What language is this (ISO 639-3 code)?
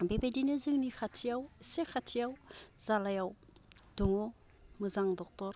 brx